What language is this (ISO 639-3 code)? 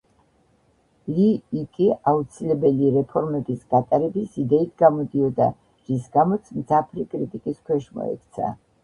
kat